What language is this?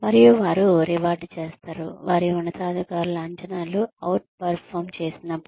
Telugu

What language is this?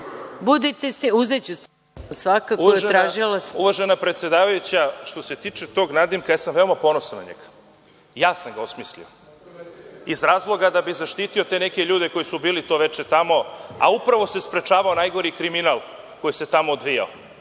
Serbian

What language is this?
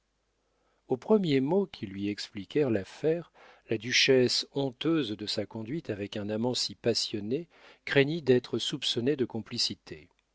French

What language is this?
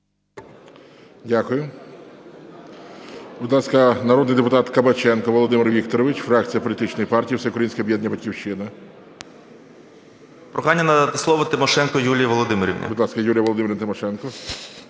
Ukrainian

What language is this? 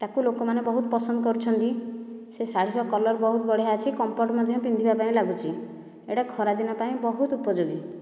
Odia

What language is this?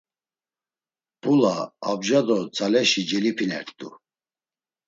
Laz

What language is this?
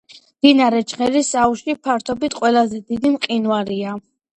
Georgian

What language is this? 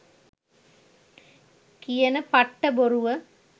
Sinhala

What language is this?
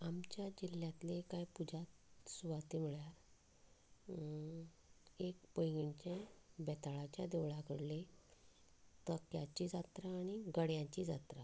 Konkani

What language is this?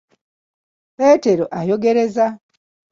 Ganda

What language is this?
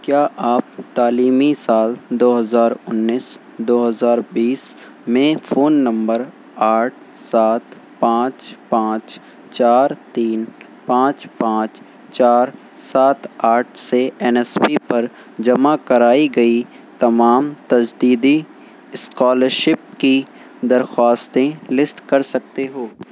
Urdu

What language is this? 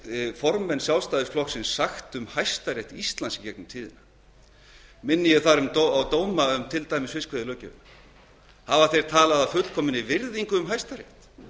Icelandic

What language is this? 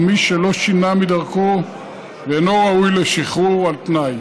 Hebrew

